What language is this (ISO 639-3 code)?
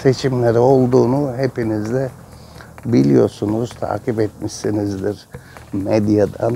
tur